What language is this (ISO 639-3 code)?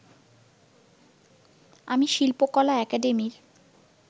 ben